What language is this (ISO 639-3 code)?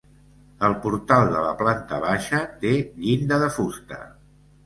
cat